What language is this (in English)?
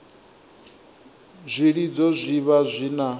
Venda